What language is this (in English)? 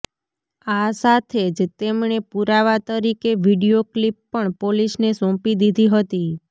Gujarati